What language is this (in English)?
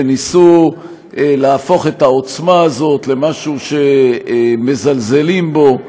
Hebrew